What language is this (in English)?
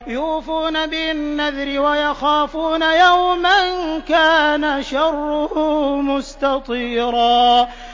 Arabic